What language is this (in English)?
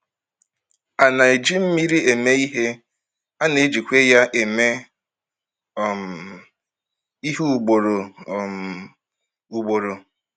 Igbo